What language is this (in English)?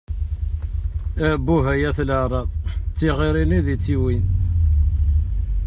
Kabyle